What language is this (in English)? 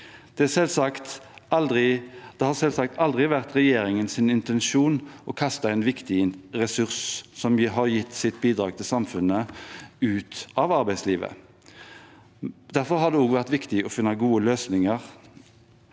Norwegian